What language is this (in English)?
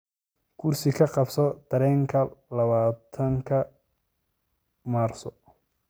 Somali